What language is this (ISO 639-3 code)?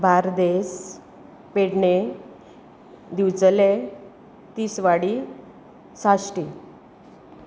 kok